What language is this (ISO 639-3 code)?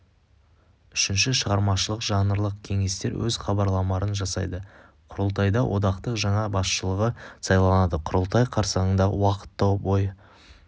kaz